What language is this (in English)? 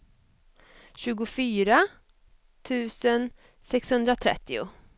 Swedish